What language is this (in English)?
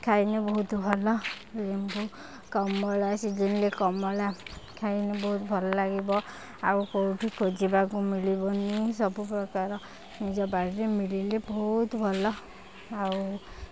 Odia